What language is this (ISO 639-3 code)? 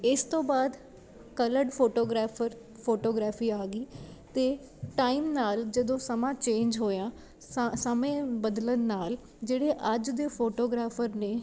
pan